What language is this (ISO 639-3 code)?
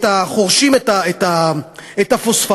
heb